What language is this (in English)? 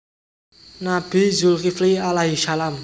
Javanese